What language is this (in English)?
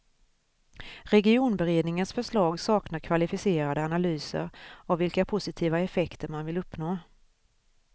Swedish